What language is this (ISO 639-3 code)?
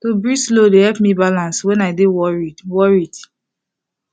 pcm